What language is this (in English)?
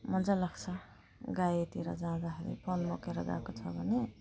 Nepali